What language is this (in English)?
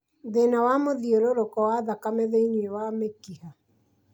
Kikuyu